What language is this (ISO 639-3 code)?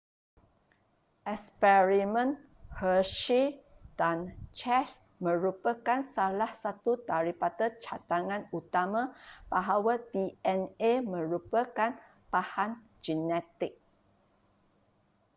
msa